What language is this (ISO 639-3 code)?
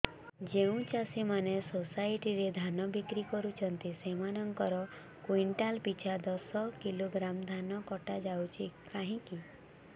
ori